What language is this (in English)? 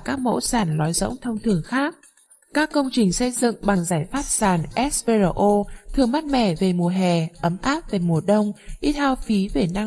Vietnamese